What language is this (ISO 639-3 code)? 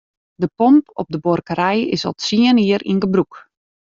fry